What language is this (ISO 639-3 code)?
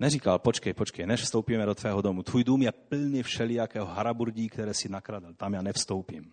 ces